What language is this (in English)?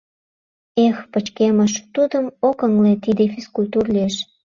Mari